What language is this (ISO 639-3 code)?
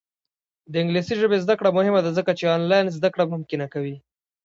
pus